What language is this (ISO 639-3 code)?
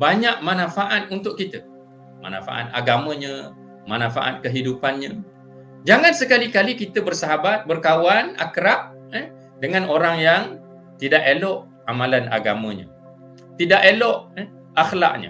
msa